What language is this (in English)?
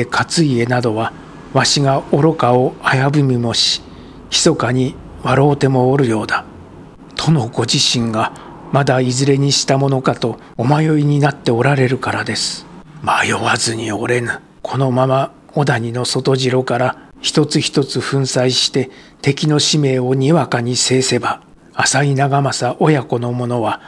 Japanese